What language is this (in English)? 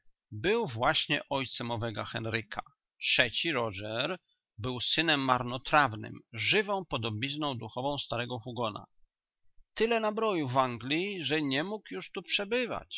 Polish